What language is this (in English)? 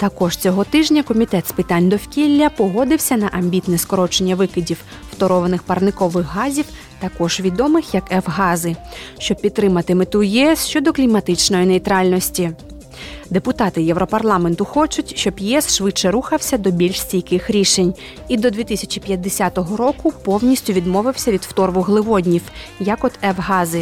Ukrainian